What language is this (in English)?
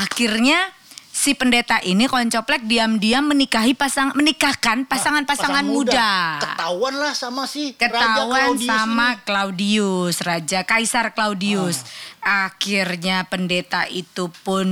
Indonesian